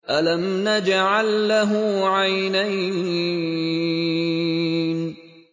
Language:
Arabic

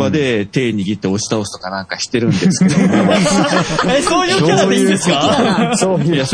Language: Japanese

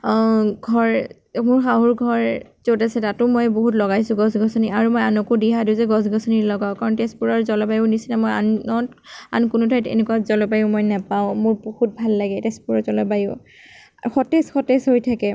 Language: Assamese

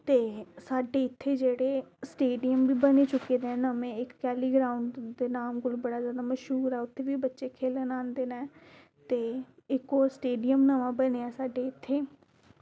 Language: Dogri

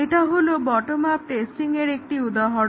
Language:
Bangla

